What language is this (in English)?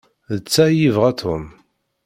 Kabyle